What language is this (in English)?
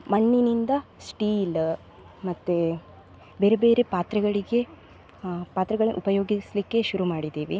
Kannada